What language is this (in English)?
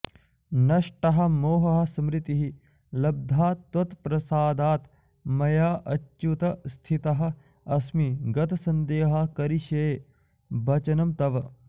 Sanskrit